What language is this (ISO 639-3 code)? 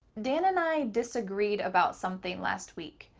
eng